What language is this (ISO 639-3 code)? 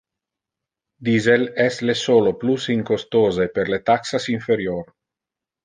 ina